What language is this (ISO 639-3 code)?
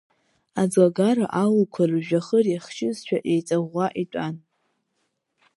abk